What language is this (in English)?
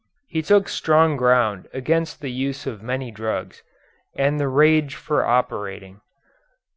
English